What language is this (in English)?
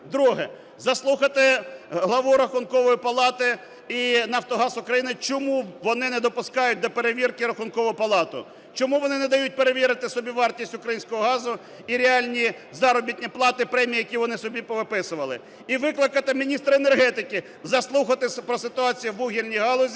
Ukrainian